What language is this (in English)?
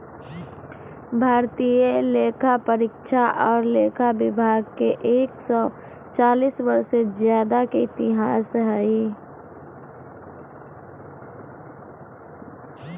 Magahi